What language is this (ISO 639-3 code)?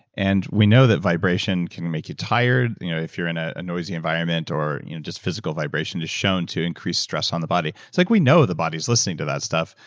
eng